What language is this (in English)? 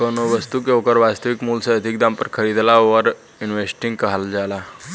Bhojpuri